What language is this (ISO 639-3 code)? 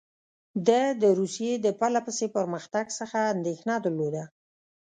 pus